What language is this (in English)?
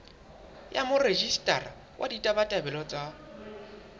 Southern Sotho